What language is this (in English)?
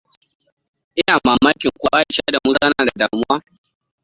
Hausa